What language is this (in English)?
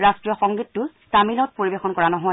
Assamese